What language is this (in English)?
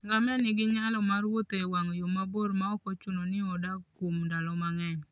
Luo (Kenya and Tanzania)